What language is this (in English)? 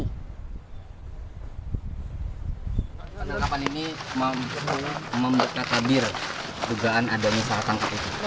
Indonesian